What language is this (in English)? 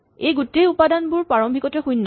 Assamese